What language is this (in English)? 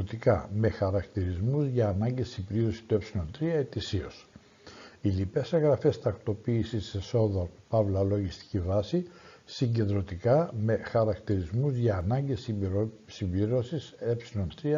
Greek